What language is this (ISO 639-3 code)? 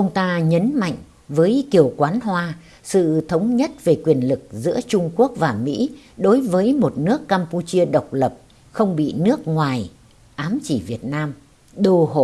vie